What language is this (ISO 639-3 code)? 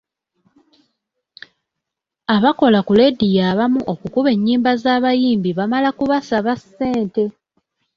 lug